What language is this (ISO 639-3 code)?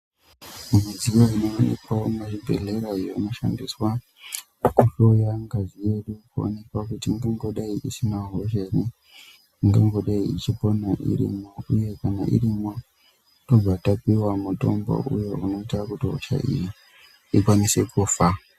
ndc